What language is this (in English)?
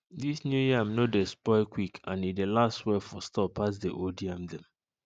Nigerian Pidgin